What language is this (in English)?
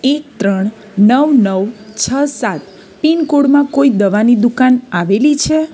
Gujarati